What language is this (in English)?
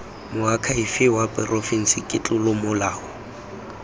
Tswana